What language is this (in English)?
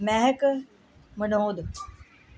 Punjabi